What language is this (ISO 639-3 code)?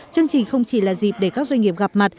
vie